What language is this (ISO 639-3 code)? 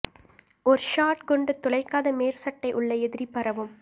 tam